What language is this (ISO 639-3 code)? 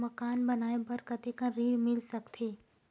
hne